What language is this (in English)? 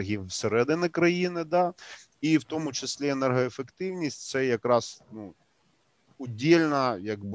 Ukrainian